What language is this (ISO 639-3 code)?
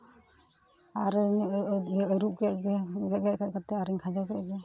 sat